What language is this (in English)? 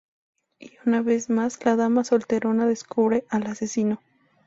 Spanish